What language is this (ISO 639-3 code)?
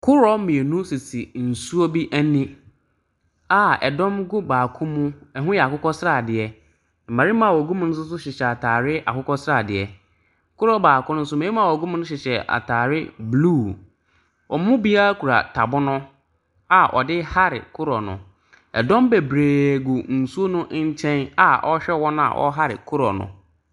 aka